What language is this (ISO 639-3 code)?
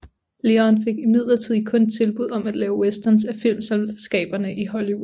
dan